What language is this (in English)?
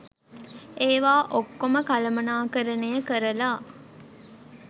Sinhala